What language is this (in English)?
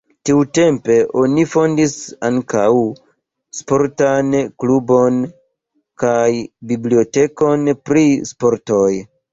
Esperanto